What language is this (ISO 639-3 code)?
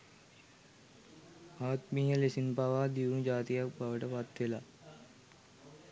sin